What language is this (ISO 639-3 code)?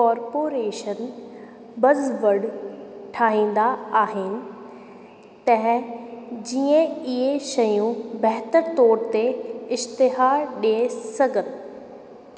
snd